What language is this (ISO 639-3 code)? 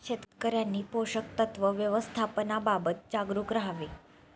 mar